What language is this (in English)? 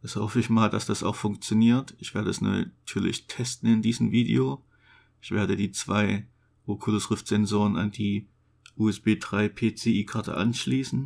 German